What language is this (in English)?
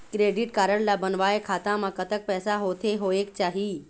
Chhattisgarhi